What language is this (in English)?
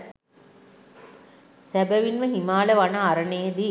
Sinhala